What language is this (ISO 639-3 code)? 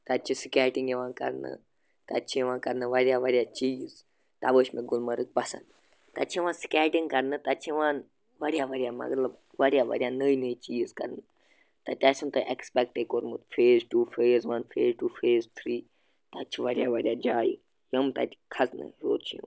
kas